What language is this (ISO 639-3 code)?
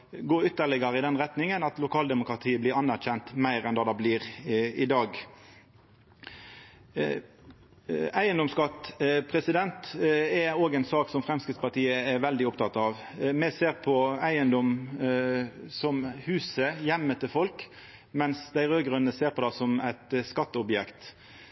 nno